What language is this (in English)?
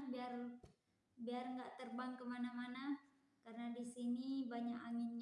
Indonesian